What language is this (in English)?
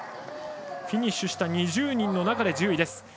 Japanese